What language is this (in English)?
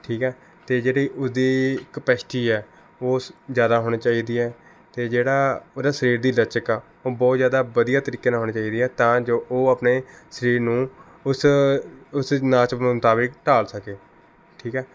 Punjabi